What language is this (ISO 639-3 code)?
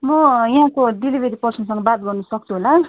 nep